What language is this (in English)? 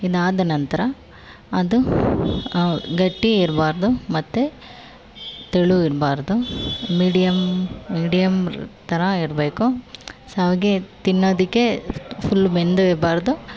Kannada